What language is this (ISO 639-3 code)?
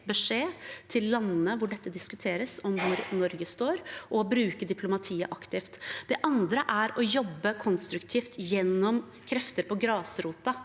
nor